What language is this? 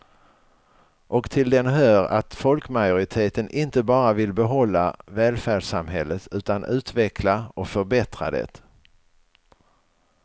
Swedish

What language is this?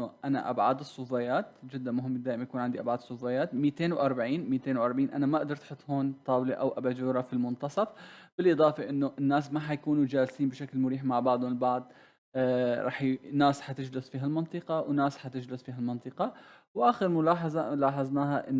Arabic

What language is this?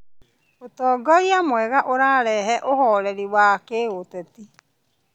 Kikuyu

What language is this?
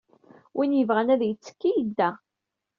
Kabyle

